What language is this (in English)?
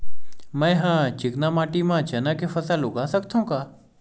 Chhattisgarhi